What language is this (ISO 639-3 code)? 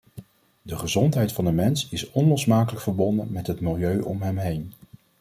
nld